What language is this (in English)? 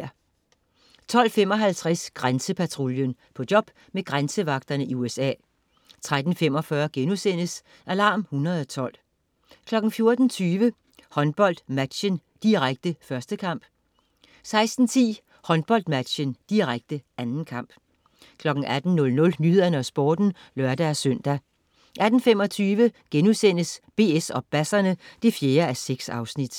Danish